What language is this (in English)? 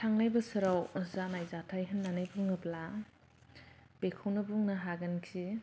Bodo